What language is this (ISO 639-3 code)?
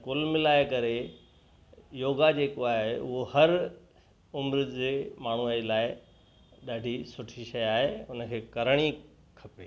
snd